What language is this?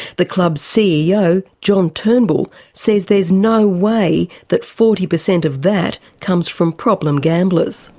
English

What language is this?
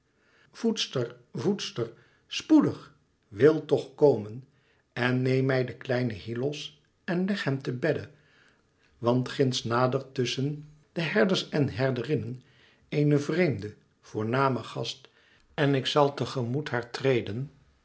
Dutch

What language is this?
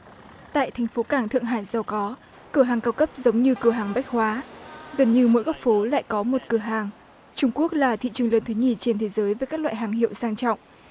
Vietnamese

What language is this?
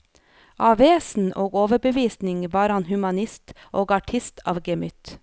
Norwegian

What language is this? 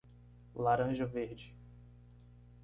Portuguese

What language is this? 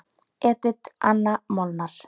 Icelandic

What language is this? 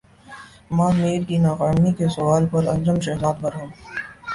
Urdu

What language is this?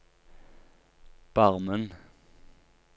Norwegian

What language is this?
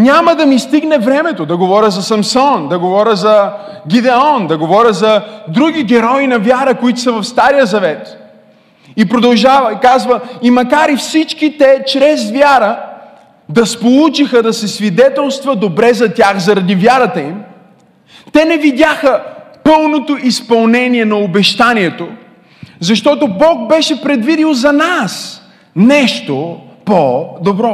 Bulgarian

